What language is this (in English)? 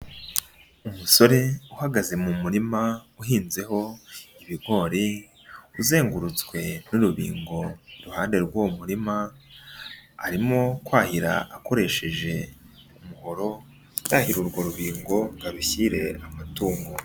Kinyarwanda